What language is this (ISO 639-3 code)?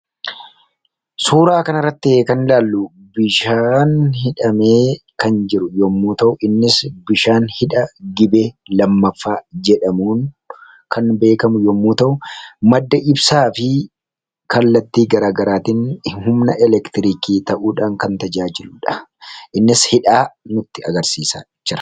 orm